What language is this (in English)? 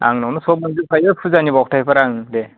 Bodo